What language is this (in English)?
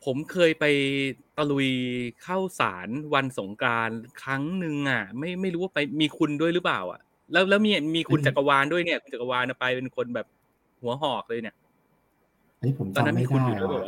Thai